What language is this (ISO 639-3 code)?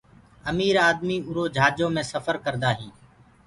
ggg